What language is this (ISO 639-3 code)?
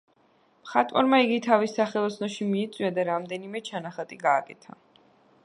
kat